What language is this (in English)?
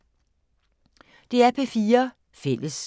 Danish